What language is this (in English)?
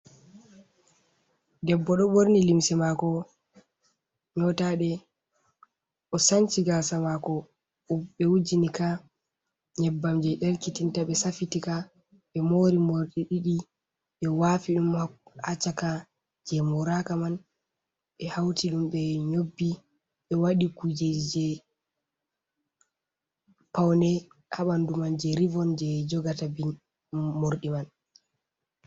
Fula